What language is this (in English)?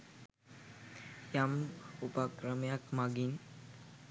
Sinhala